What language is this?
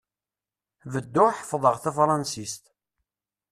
Kabyle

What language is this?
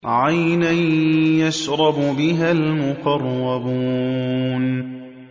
Arabic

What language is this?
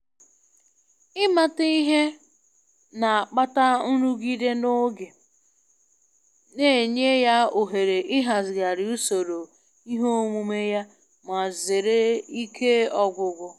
Igbo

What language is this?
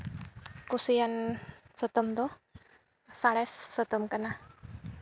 Santali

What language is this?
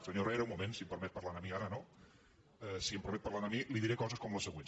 Catalan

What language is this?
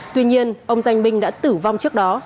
Vietnamese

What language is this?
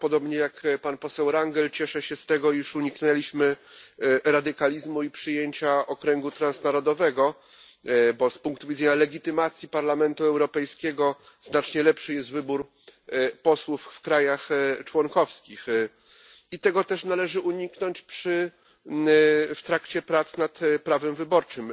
Polish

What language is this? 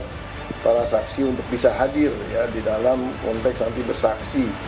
Indonesian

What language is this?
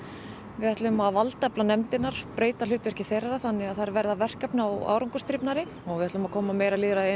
Icelandic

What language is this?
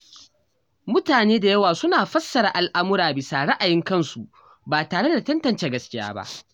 Hausa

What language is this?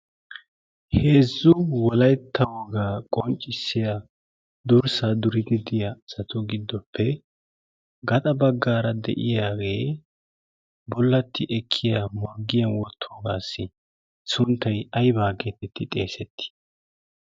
Wolaytta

